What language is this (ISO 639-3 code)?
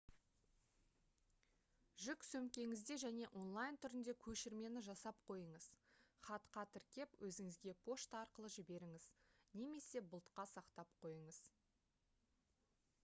kaz